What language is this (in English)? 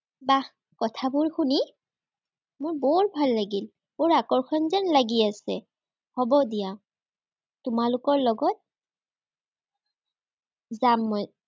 Assamese